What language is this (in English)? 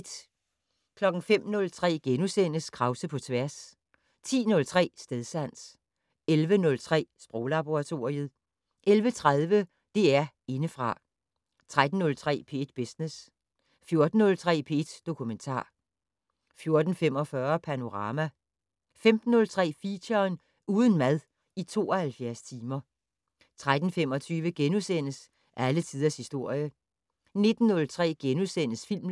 Danish